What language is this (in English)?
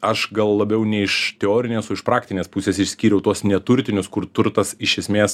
Lithuanian